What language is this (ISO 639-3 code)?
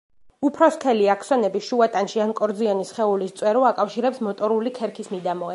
kat